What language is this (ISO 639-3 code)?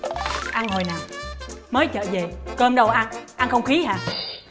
vie